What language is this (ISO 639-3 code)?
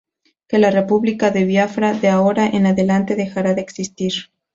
spa